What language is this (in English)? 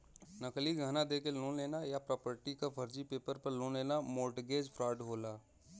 Bhojpuri